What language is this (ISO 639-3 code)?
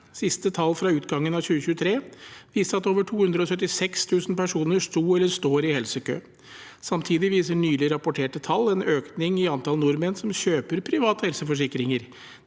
nor